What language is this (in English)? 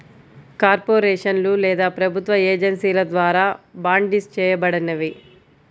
Telugu